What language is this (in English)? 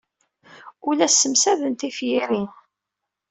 Kabyle